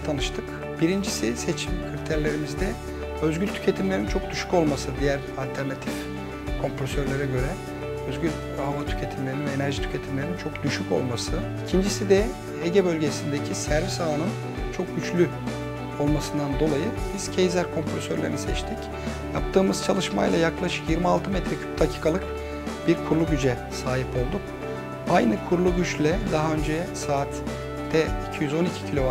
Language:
Turkish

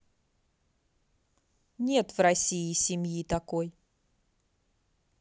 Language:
Russian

